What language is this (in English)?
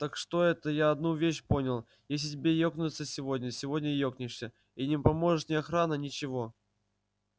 Russian